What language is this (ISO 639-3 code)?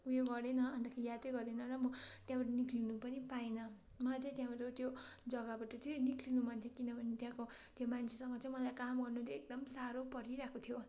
nep